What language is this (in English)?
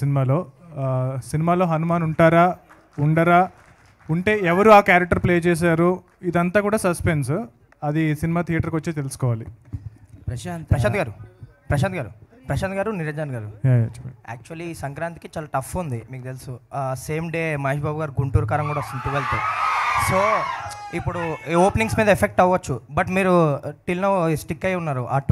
Telugu